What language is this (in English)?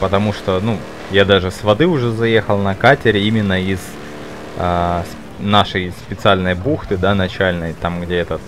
Russian